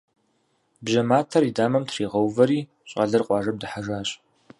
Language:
Kabardian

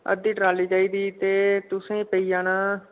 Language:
Dogri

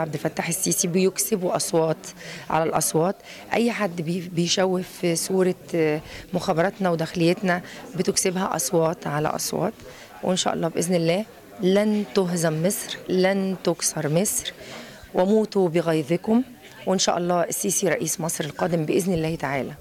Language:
Arabic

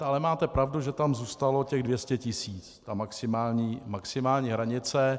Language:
Czech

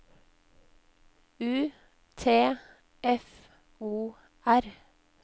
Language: Norwegian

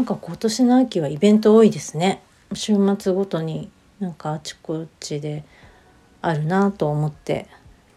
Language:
Japanese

